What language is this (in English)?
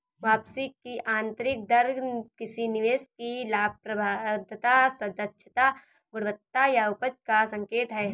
Hindi